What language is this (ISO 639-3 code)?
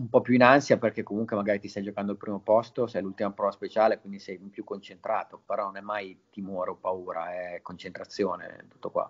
ita